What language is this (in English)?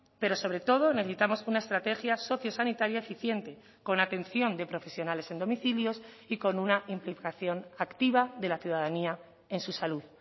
Spanish